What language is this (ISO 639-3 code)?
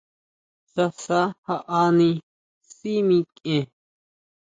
mau